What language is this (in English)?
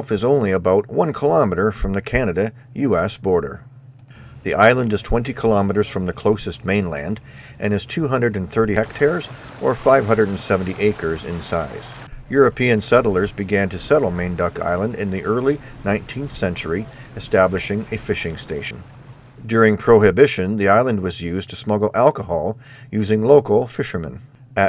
English